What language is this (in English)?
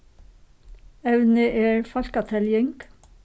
Faroese